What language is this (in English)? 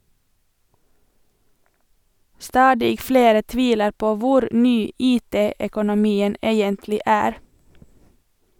Norwegian